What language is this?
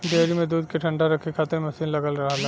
Bhojpuri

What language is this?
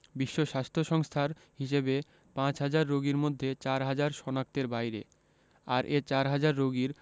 Bangla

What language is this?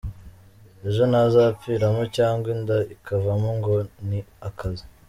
Kinyarwanda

